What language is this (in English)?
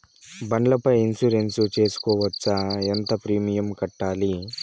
Telugu